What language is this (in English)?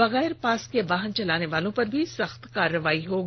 Hindi